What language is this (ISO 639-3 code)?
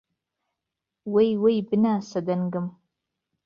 ckb